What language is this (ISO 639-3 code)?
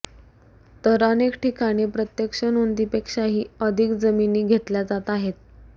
mar